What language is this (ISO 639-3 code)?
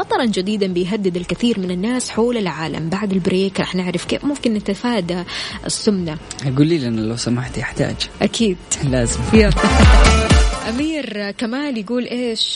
ara